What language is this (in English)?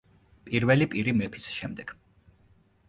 Georgian